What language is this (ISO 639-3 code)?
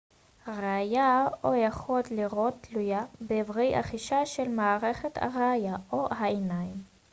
heb